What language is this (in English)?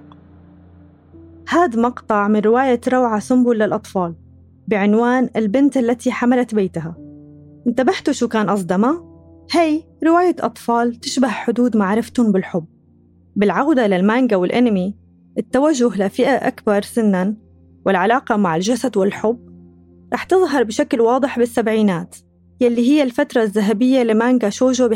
Arabic